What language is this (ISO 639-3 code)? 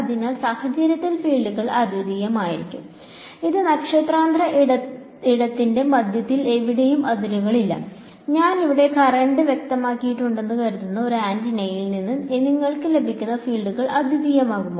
mal